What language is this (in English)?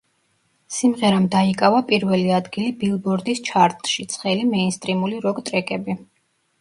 Georgian